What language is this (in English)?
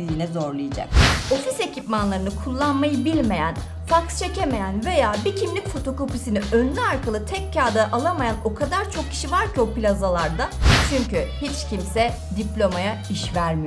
Turkish